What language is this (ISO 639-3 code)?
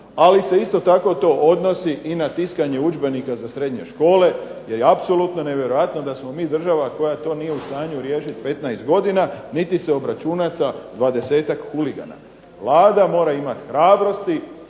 hrv